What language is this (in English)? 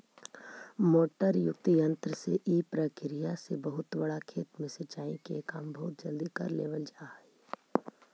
Magahi